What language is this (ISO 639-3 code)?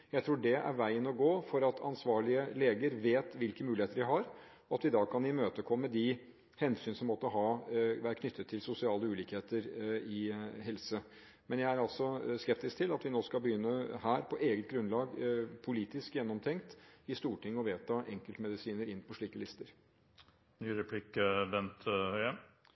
nob